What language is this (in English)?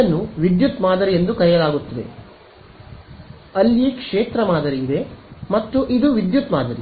Kannada